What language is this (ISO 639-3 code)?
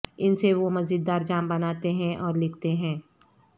urd